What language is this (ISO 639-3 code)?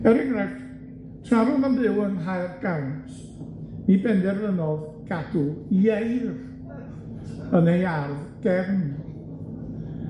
cym